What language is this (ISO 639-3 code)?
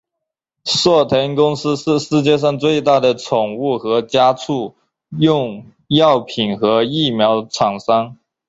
zho